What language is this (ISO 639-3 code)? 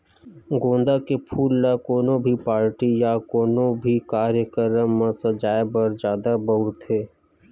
hne